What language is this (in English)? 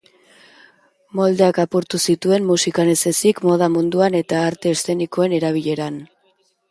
Basque